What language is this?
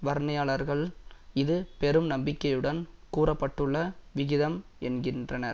Tamil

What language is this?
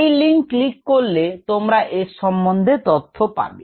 Bangla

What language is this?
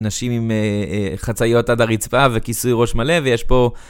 Hebrew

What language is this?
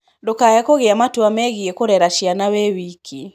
Kikuyu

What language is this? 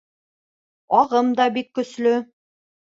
Bashkir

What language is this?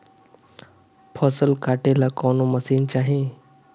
Bhojpuri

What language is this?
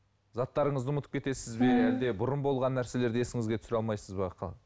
Kazakh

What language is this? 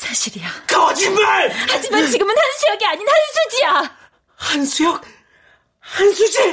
Korean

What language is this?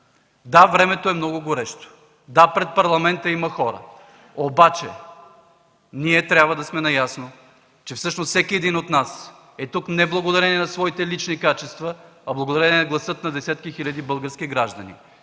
Bulgarian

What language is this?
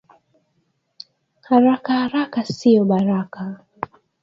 Swahili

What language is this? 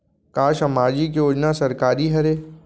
Chhattisgarhi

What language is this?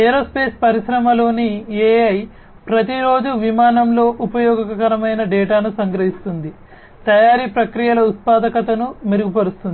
Telugu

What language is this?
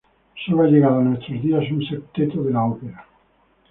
Spanish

